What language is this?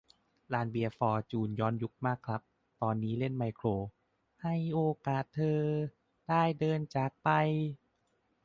Thai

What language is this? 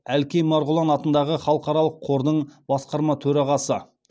Kazakh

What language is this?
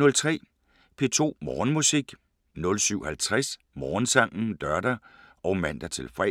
Danish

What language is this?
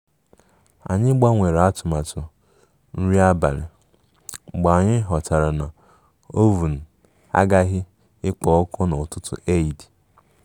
Igbo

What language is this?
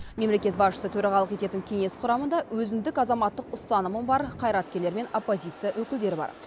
Kazakh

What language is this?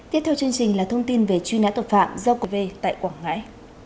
Vietnamese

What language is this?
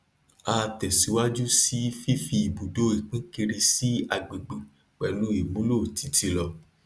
Yoruba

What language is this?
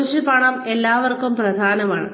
Malayalam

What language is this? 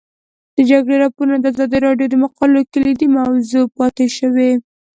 Pashto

